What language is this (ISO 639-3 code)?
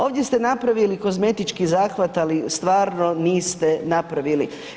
hrv